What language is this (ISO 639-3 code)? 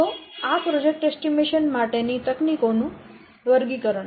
guj